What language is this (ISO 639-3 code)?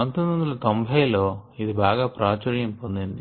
tel